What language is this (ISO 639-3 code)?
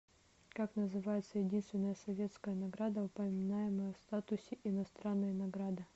rus